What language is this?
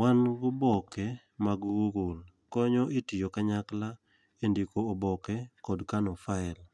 Luo (Kenya and Tanzania)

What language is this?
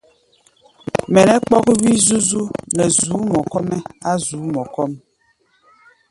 Gbaya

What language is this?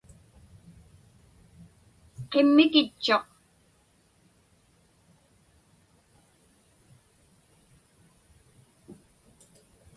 Inupiaq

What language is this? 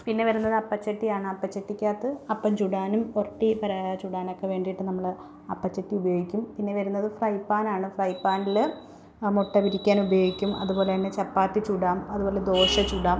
Malayalam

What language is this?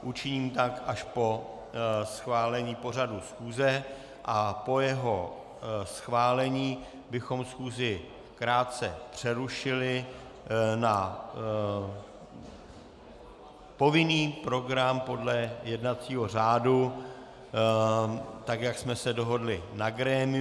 Czech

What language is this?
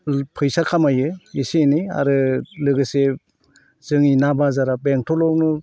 Bodo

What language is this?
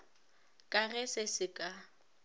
Northern Sotho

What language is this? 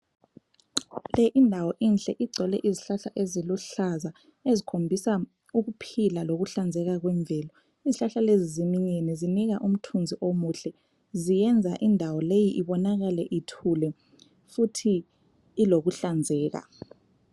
North Ndebele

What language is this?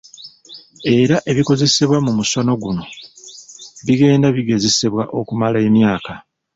Ganda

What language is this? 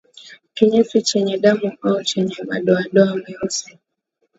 Swahili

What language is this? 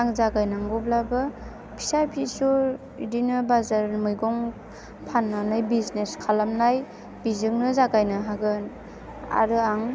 Bodo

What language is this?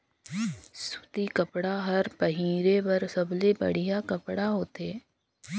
Chhattisgarhi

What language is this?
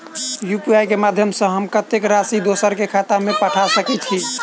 Maithili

